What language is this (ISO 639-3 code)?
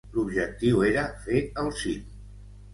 cat